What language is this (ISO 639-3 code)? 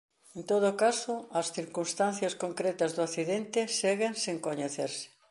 glg